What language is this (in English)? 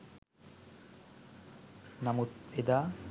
Sinhala